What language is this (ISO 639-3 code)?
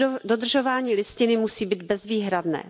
ces